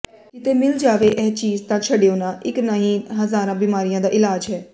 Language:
Punjabi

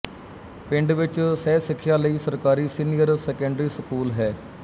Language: Punjabi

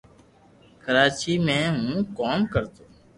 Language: Loarki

